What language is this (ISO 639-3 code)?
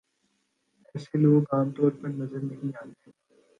urd